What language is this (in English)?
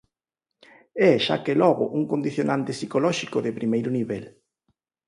Galician